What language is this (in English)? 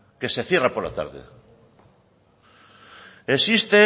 Spanish